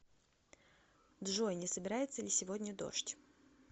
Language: Russian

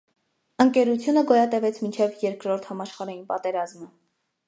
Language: Armenian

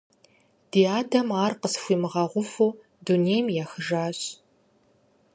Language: Kabardian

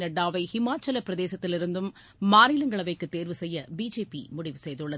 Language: Tamil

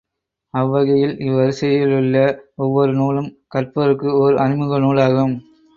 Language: Tamil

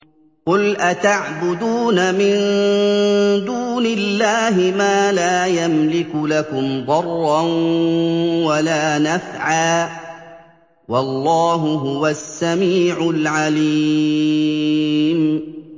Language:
Arabic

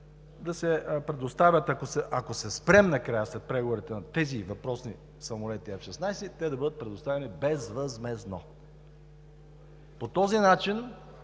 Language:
Bulgarian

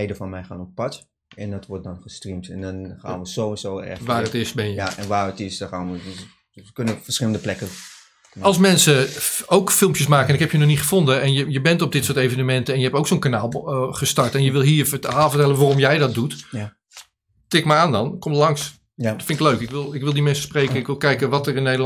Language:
Dutch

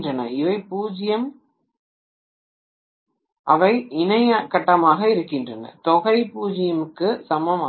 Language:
Tamil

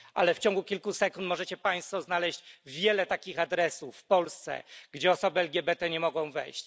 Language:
Polish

